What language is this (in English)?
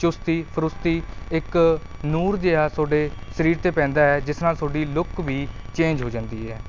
Punjabi